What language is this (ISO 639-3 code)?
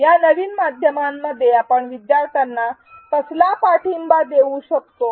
mar